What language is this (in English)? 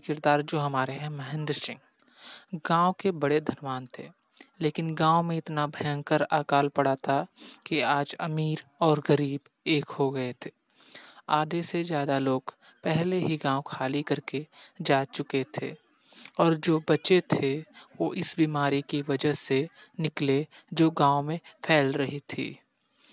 Hindi